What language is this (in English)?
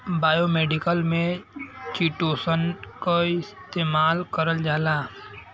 Bhojpuri